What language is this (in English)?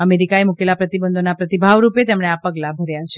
Gujarati